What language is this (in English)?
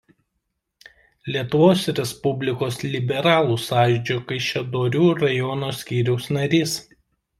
Lithuanian